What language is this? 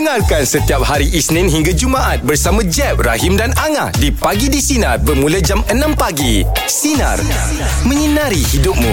Malay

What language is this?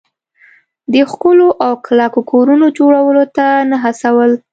Pashto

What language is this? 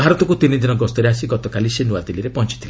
Odia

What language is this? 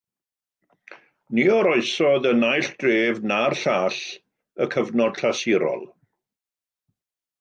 Welsh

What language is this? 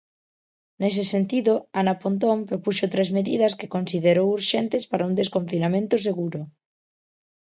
Galician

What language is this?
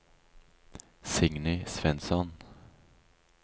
Norwegian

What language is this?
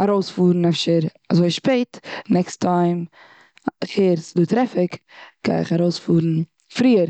Yiddish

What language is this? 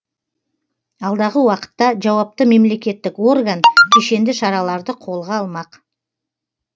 Kazakh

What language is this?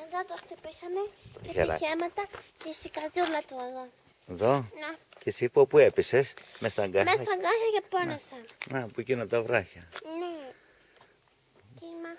Greek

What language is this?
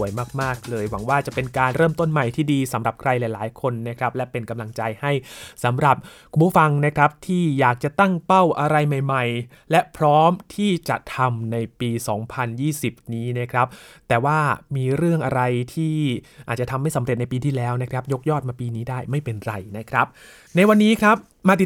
Thai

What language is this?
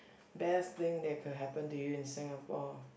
English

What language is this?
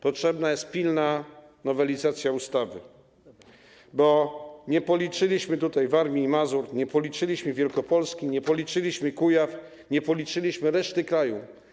Polish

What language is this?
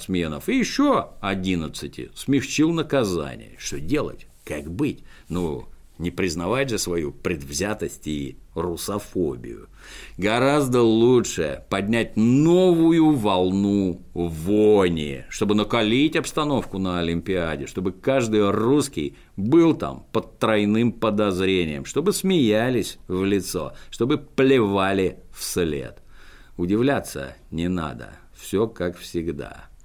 Russian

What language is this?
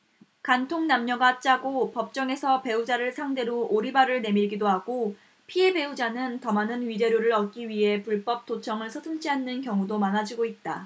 Korean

